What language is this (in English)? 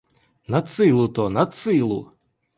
Ukrainian